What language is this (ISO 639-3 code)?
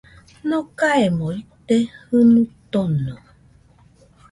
hux